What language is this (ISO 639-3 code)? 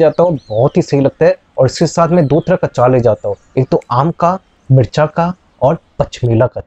hin